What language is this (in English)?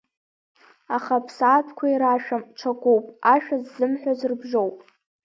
Abkhazian